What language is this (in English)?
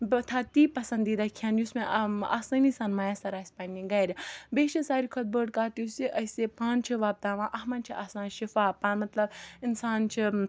Kashmiri